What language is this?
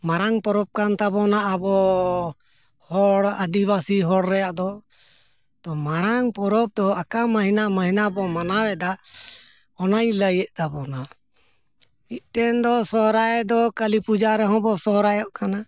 Santali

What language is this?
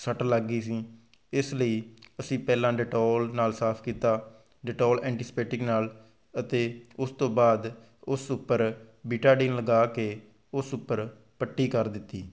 Punjabi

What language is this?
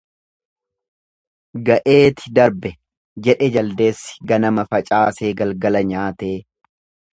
Oromo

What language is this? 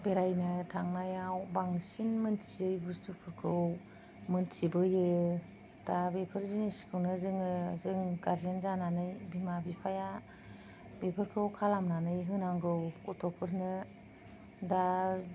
Bodo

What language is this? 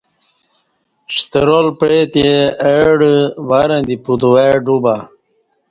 Kati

